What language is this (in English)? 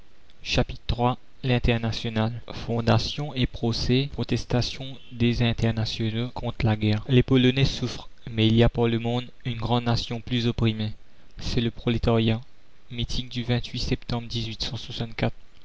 French